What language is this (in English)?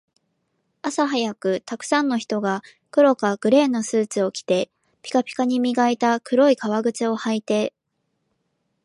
Japanese